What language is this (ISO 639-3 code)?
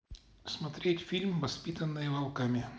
rus